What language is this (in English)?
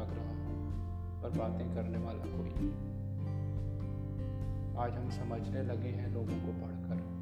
Hindi